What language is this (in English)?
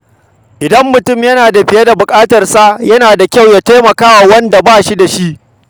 Hausa